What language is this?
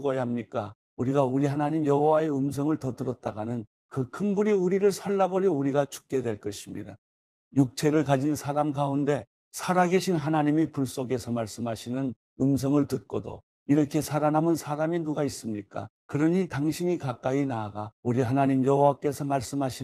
Korean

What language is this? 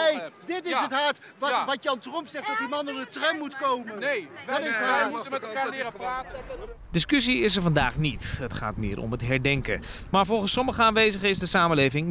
Dutch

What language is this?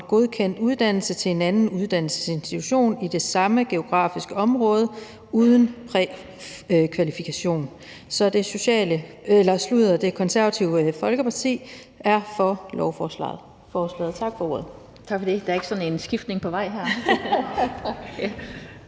Danish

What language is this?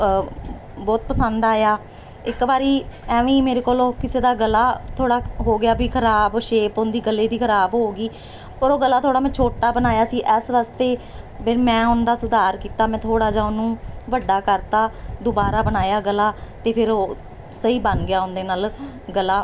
Punjabi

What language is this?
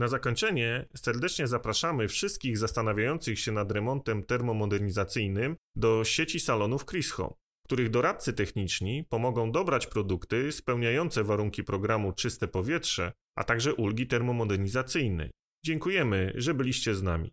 Polish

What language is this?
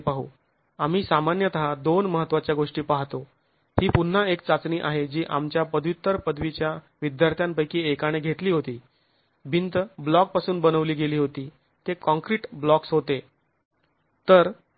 Marathi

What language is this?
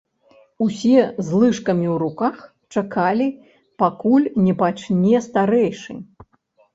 Belarusian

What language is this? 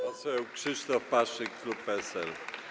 Polish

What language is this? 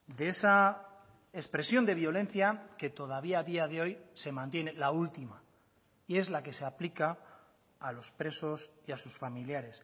Spanish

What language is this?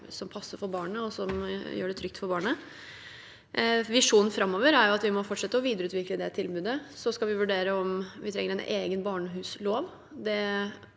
Norwegian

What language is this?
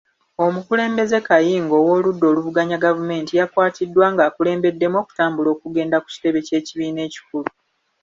Ganda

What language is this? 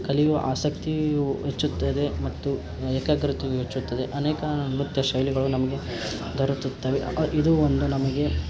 Kannada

